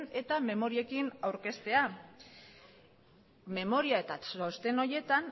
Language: Basque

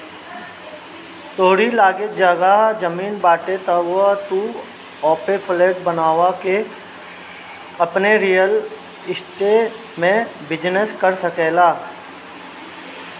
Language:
Bhojpuri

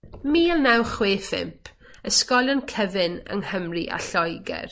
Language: Welsh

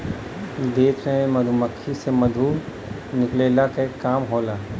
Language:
Bhojpuri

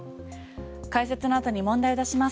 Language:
Japanese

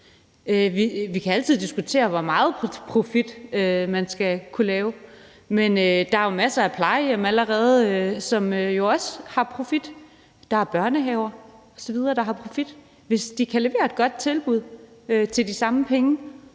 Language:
Danish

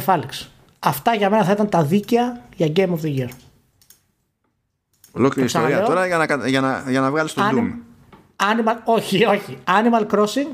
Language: Greek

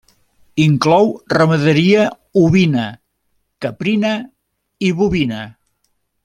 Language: Catalan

